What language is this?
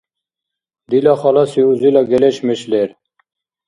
Dargwa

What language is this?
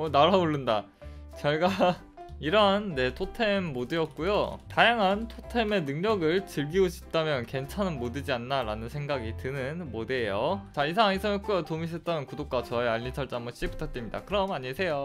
Korean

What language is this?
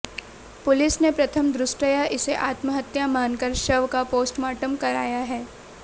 Hindi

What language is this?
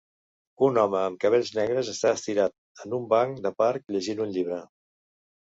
Catalan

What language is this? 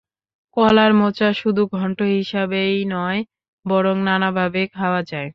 Bangla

